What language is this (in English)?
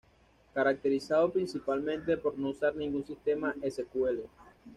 Spanish